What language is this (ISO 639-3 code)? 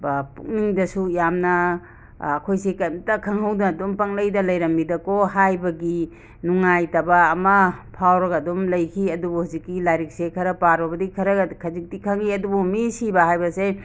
mni